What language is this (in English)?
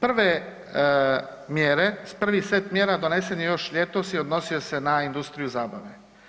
Croatian